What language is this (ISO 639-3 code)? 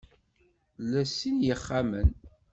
kab